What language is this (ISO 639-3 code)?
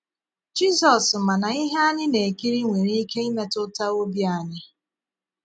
ibo